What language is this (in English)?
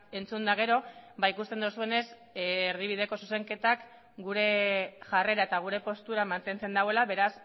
Basque